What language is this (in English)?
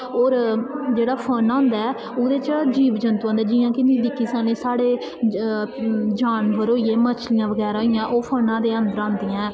Dogri